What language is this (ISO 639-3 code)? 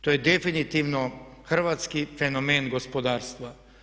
hrv